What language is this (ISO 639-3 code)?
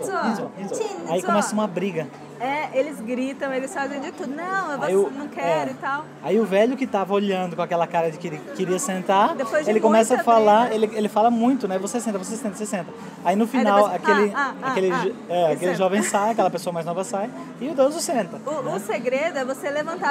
por